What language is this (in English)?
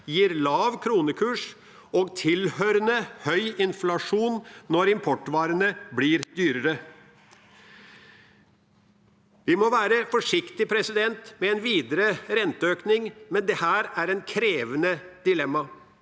Norwegian